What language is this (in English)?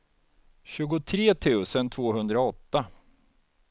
Swedish